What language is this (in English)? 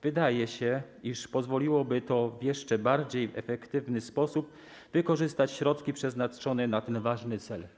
Polish